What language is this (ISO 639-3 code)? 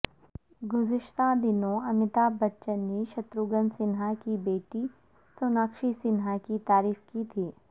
urd